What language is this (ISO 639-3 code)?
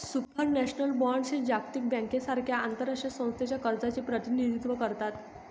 mar